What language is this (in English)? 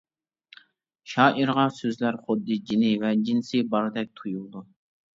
Uyghur